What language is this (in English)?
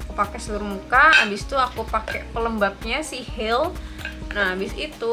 Indonesian